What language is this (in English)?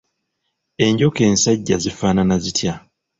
Ganda